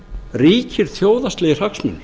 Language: Icelandic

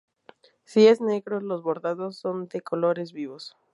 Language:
Spanish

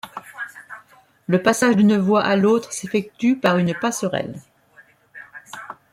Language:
French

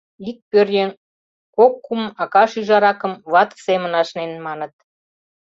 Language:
Mari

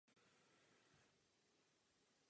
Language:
Czech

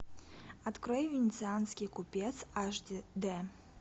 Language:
Russian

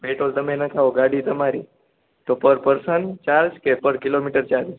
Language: Gujarati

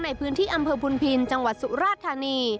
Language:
Thai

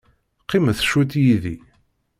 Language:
Kabyle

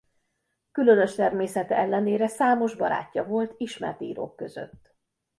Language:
Hungarian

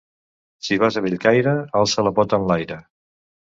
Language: Catalan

